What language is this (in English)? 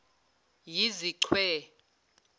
Zulu